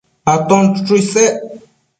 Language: Matsés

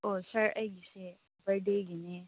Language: Manipuri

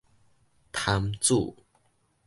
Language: Min Nan Chinese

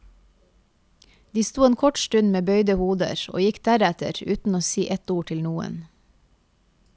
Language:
Norwegian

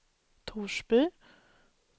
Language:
Swedish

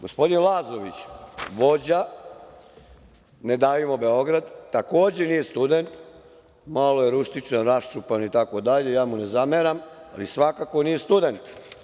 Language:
Serbian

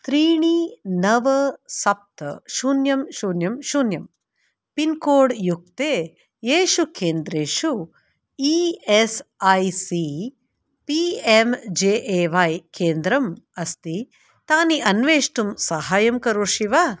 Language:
Sanskrit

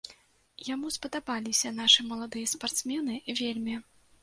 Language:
Belarusian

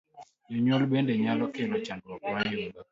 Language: Luo (Kenya and Tanzania)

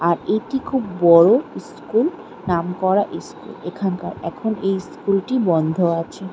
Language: Bangla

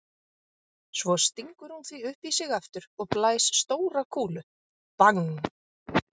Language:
Icelandic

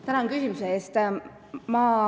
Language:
Estonian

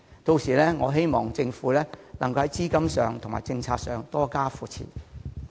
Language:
Cantonese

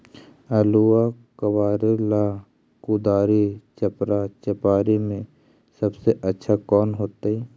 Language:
Magahi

